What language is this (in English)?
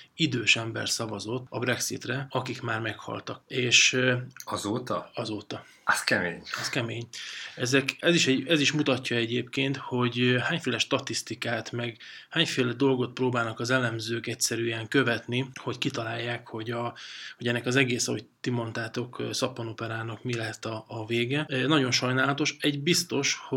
Hungarian